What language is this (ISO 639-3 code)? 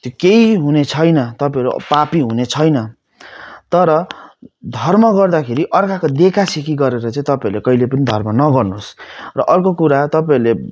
nep